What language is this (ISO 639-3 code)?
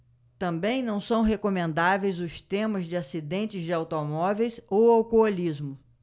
por